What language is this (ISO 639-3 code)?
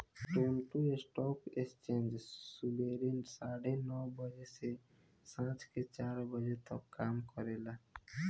bho